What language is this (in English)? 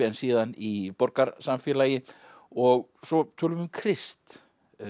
Icelandic